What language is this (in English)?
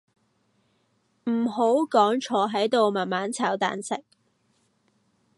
Cantonese